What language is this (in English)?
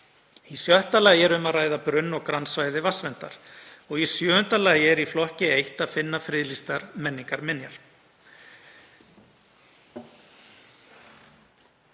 Icelandic